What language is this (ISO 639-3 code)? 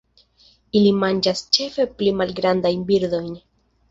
epo